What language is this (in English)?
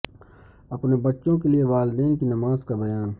Urdu